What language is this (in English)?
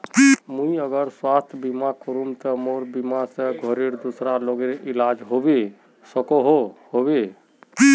Magahi